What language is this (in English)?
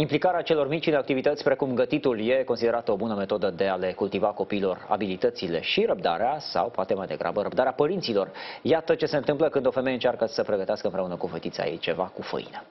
Romanian